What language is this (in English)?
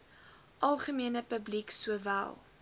Afrikaans